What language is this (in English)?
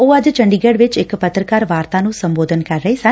Punjabi